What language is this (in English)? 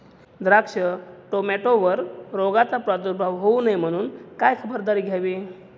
Marathi